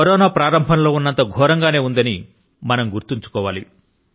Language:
Telugu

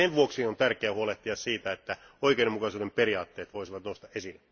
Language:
Finnish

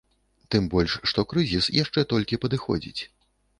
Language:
Belarusian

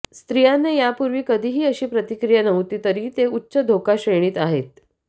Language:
Marathi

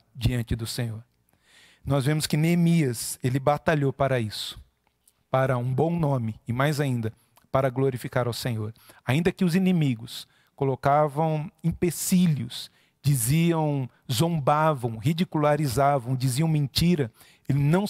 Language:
Portuguese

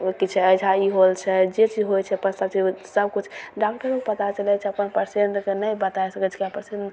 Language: Maithili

